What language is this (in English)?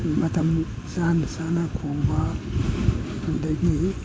Manipuri